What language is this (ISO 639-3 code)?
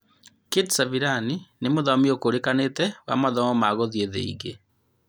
kik